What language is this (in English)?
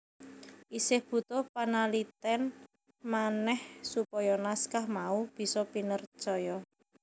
Javanese